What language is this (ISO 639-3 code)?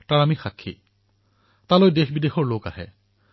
asm